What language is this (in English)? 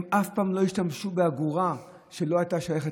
Hebrew